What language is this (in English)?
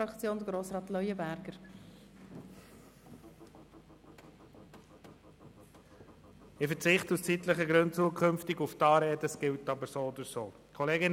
Swiss German